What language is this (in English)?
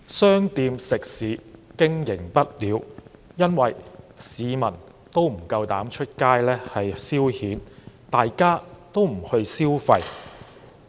Cantonese